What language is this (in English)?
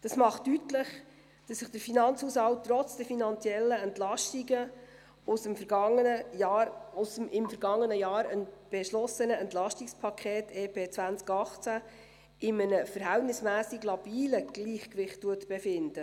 Swiss German